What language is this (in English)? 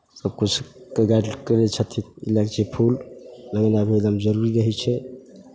Maithili